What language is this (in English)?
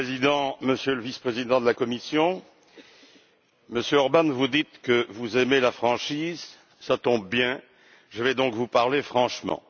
French